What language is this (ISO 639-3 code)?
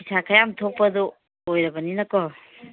mni